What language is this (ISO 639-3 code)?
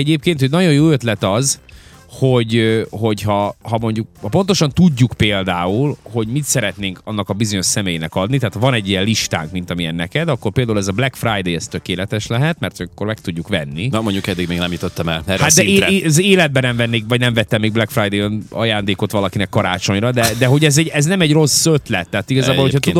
hun